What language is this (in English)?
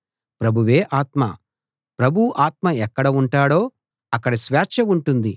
Telugu